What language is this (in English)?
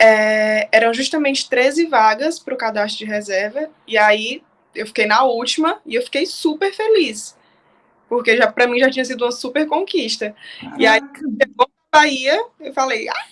Portuguese